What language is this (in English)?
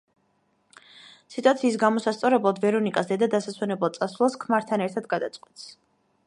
Georgian